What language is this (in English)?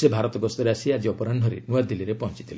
Odia